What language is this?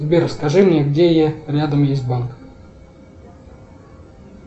Russian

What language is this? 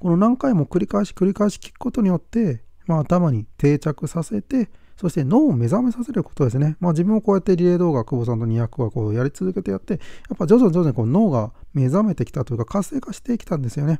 Japanese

